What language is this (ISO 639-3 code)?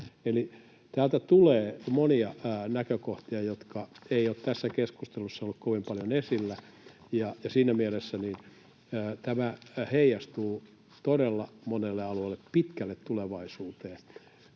fin